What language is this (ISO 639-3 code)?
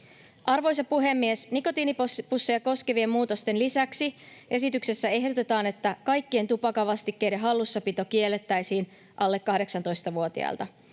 fin